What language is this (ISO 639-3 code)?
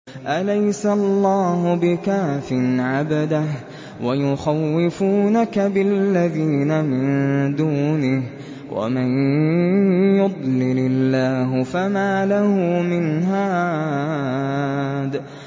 ara